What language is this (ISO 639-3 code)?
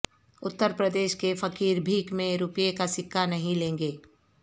urd